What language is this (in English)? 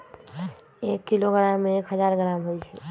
Magahi